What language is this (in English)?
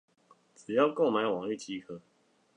Chinese